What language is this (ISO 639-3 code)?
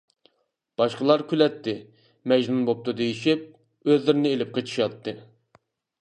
uig